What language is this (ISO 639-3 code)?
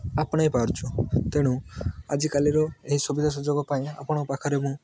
ori